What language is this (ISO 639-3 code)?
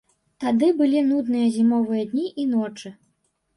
bel